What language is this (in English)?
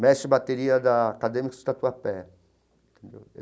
Portuguese